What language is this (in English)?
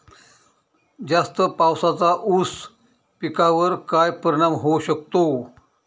Marathi